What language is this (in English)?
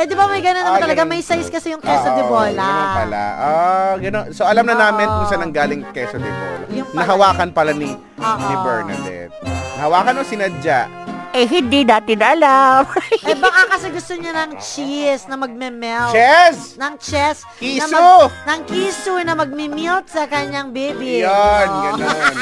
Filipino